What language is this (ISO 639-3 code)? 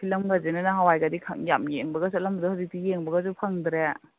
mni